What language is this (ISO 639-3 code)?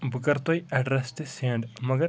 kas